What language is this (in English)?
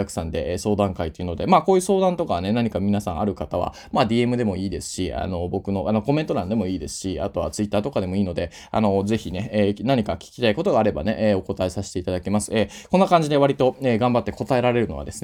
Japanese